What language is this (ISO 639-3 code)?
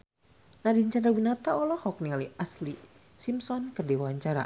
sun